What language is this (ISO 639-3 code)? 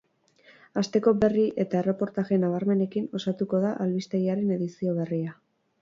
eus